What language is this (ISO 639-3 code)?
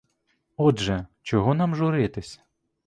ukr